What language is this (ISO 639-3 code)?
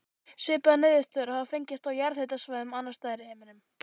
isl